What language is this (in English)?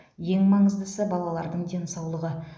Kazakh